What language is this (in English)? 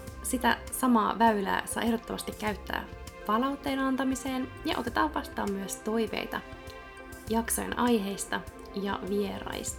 Finnish